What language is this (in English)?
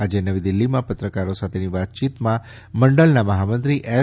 Gujarati